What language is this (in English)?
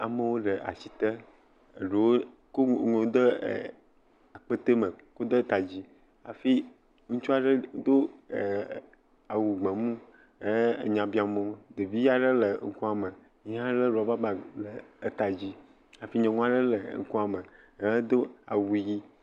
Ewe